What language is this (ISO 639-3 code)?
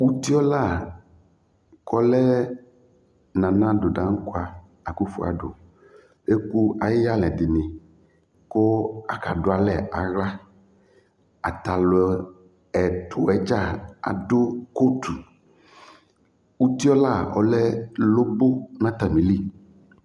kpo